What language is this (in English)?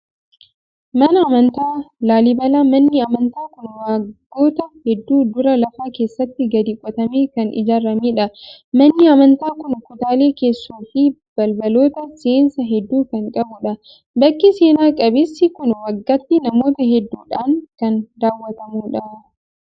Oromo